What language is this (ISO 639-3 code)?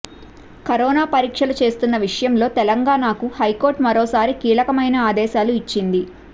tel